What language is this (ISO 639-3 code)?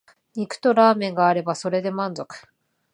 jpn